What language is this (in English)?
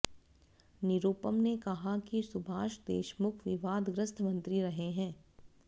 Hindi